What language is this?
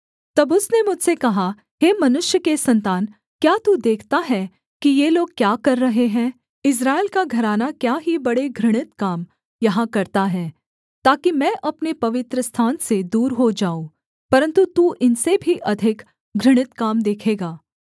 Hindi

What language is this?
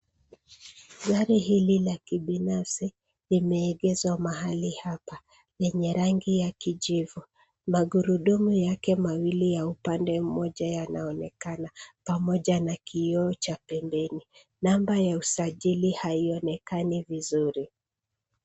Swahili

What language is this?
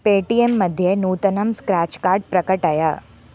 Sanskrit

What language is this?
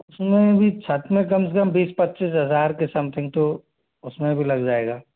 Hindi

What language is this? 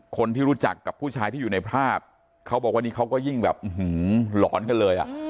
Thai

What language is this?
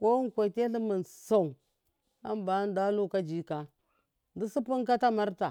Miya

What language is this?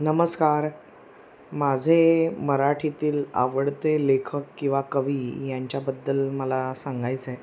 Marathi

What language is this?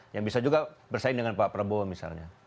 Indonesian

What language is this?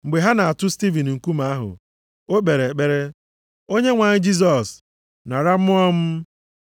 Igbo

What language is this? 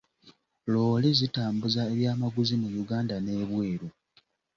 Ganda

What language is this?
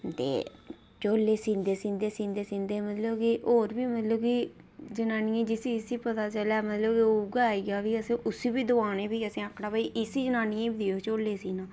Dogri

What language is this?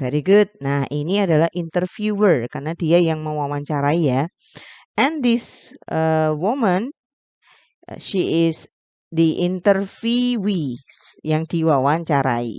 Indonesian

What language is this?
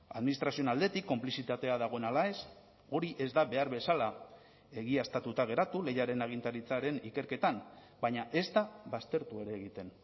Basque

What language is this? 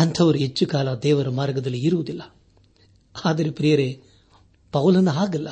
Kannada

